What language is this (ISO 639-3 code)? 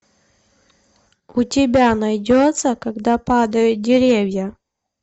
rus